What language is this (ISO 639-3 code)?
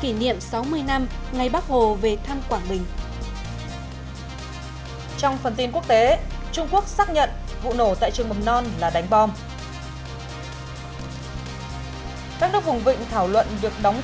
vie